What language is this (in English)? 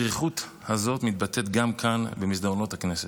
Hebrew